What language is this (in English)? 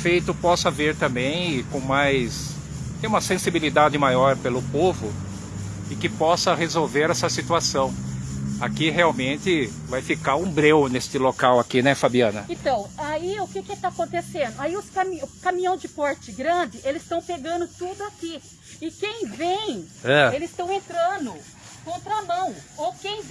Portuguese